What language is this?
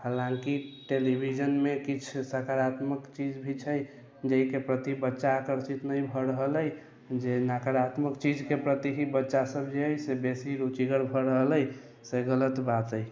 Maithili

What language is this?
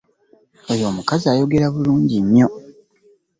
Ganda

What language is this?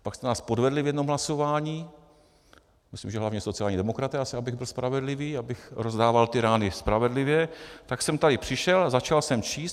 Czech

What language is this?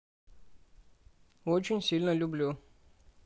Russian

